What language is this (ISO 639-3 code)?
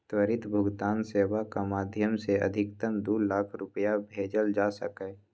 mai